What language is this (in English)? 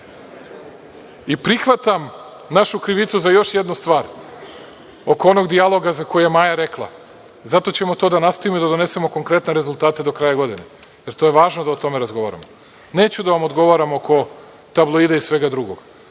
Serbian